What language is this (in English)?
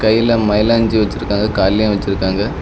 Tamil